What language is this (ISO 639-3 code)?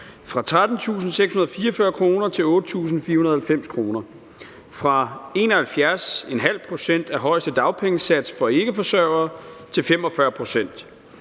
dan